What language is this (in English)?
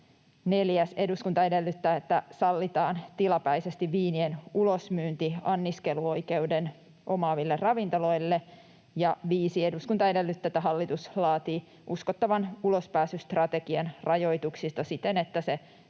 Finnish